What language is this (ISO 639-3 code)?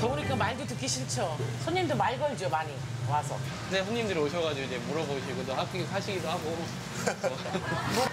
kor